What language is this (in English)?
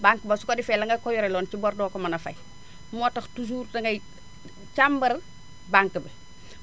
Wolof